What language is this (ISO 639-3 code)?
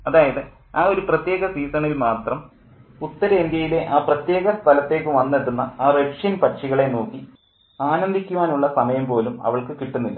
mal